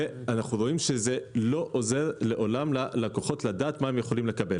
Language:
Hebrew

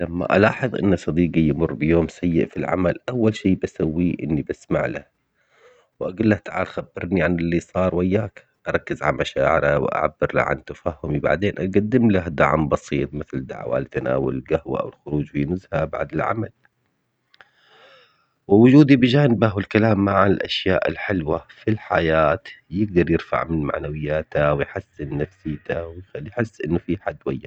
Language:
Omani Arabic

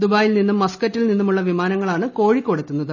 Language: Malayalam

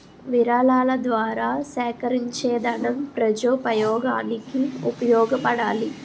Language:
Telugu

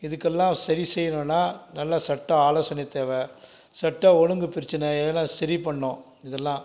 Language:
Tamil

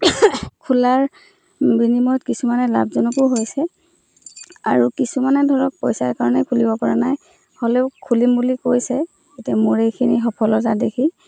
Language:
Assamese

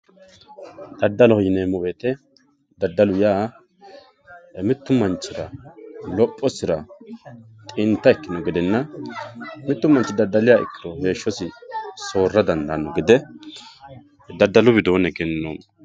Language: Sidamo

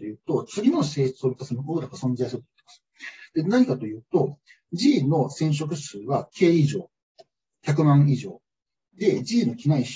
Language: Japanese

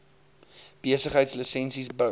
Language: Afrikaans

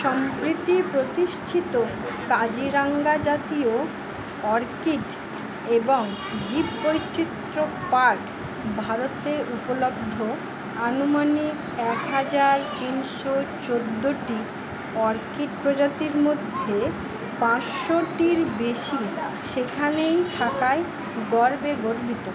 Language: Bangla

